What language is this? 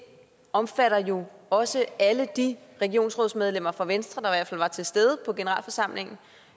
Danish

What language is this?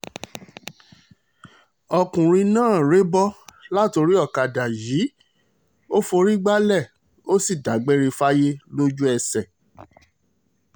Yoruba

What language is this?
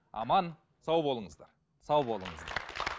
Kazakh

